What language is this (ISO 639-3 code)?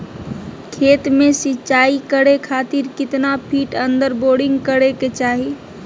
mag